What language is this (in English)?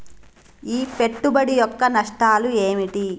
Telugu